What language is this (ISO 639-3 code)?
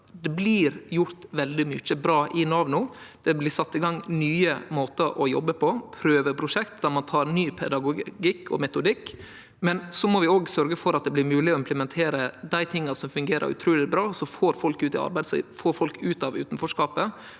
nor